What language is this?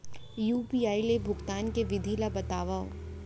Chhattisgarhi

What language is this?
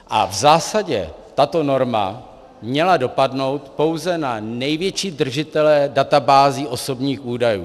Czech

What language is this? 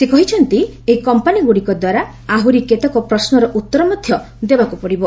Odia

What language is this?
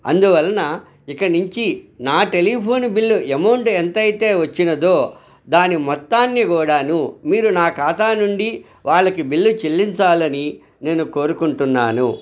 Telugu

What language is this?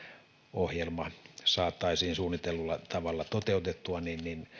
Finnish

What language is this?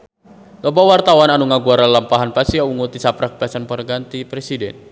Sundanese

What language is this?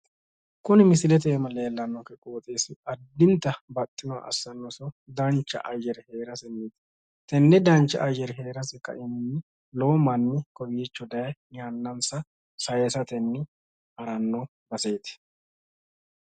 Sidamo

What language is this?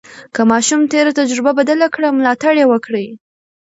Pashto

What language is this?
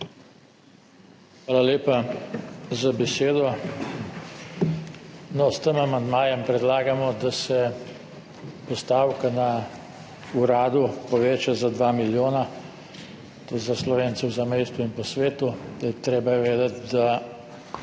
Slovenian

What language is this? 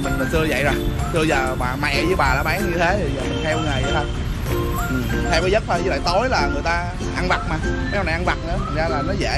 Vietnamese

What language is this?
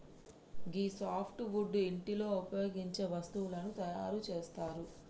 Telugu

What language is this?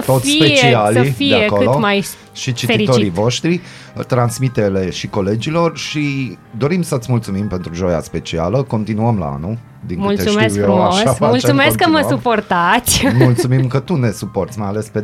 Romanian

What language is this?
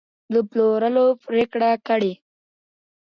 Pashto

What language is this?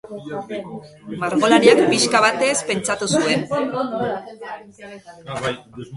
Basque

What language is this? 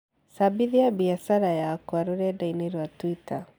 Kikuyu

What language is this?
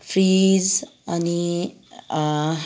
Nepali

